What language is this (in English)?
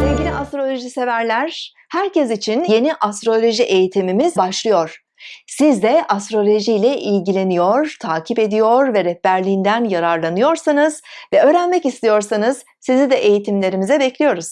Turkish